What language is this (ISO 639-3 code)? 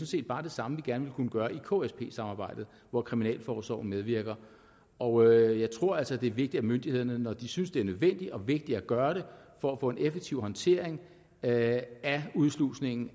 dan